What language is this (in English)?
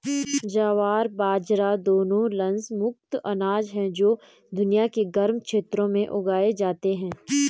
Hindi